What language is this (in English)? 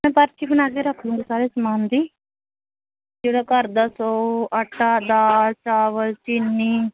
Punjabi